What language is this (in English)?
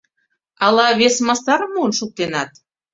Mari